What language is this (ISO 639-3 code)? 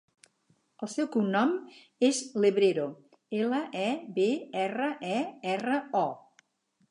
cat